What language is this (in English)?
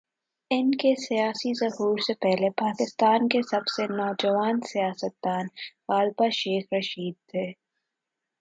Urdu